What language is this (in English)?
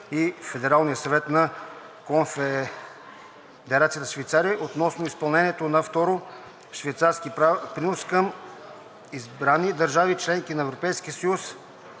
Bulgarian